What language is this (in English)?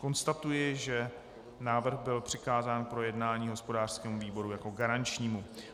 Czech